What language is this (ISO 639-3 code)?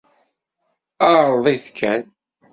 kab